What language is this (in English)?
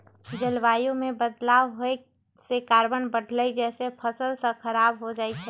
Magahi